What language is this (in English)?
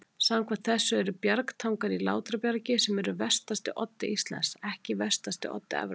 Icelandic